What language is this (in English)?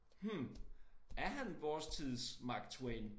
Danish